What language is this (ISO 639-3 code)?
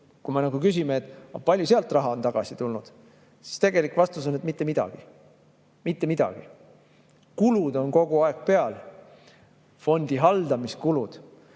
est